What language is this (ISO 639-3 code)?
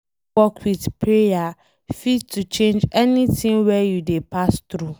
pcm